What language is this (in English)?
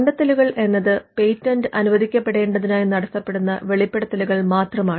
Malayalam